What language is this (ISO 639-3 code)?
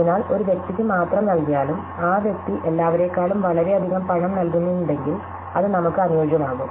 mal